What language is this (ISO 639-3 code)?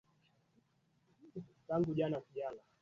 swa